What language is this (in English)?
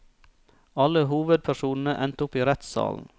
Norwegian